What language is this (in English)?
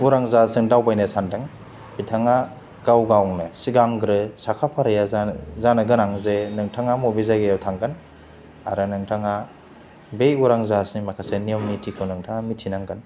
Bodo